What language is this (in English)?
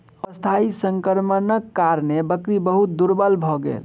Maithili